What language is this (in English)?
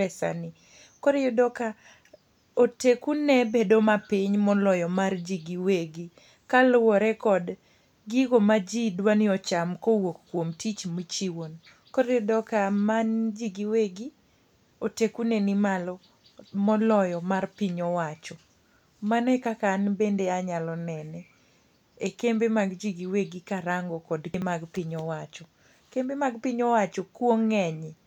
Luo (Kenya and Tanzania)